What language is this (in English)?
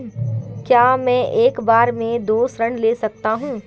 Hindi